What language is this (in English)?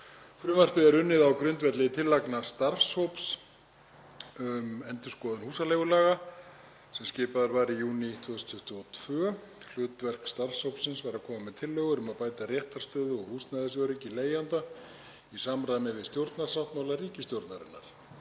Icelandic